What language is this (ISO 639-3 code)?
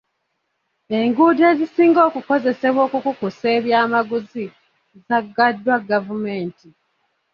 lug